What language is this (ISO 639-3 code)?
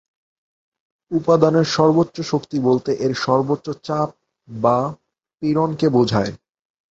ben